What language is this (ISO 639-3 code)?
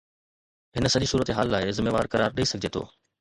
snd